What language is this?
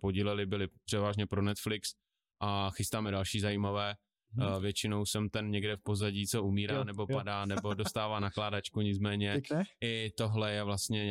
Czech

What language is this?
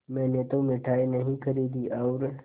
Hindi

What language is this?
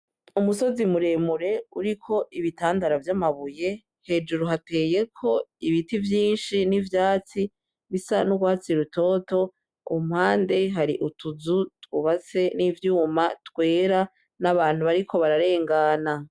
Rundi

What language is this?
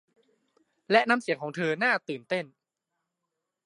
Thai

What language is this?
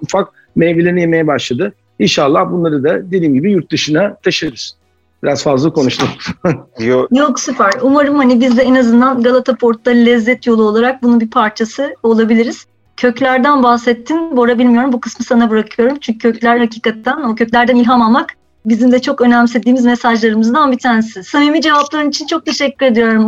Turkish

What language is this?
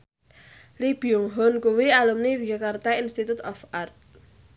Javanese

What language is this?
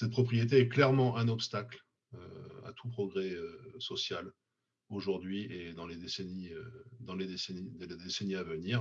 French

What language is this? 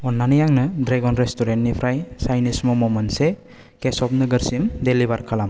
Bodo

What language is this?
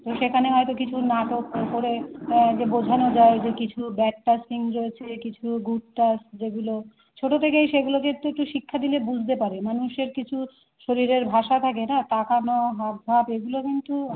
Bangla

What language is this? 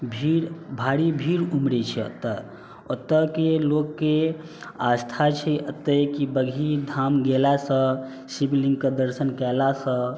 Maithili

